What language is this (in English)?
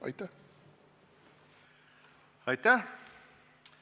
Estonian